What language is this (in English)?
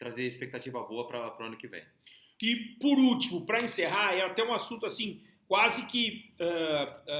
Portuguese